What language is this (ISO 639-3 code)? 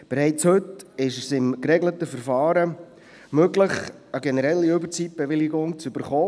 gsw